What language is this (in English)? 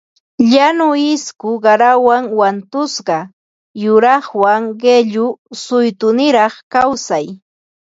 Ambo-Pasco Quechua